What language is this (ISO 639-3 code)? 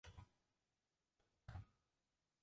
zho